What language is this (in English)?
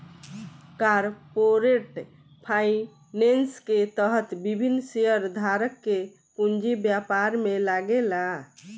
Bhojpuri